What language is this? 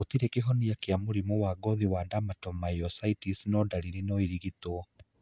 Kikuyu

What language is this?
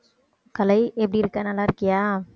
Tamil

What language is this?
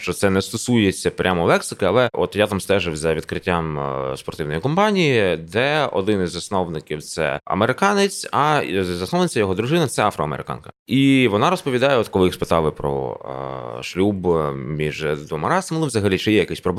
Ukrainian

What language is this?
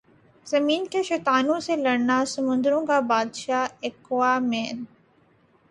Urdu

